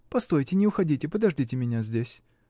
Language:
Russian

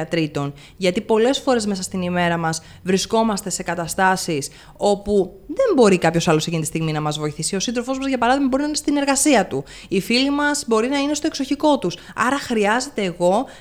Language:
Greek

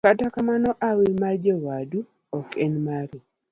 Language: Luo (Kenya and Tanzania)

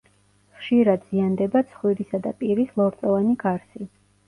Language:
Georgian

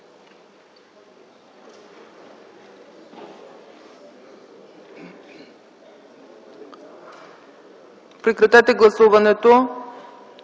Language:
Bulgarian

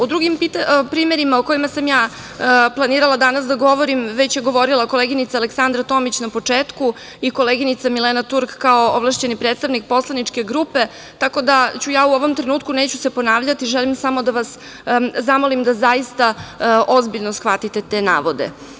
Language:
Serbian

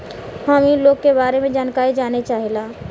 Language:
Bhojpuri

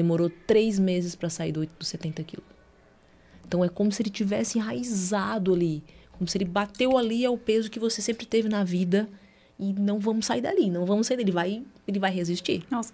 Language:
Portuguese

